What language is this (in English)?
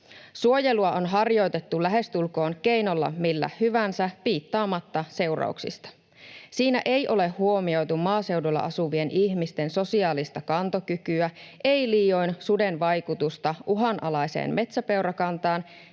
Finnish